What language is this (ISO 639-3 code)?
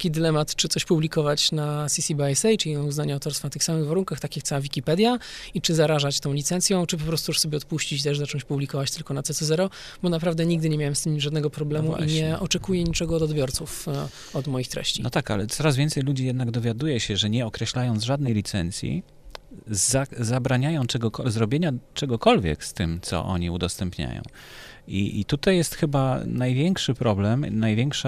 pol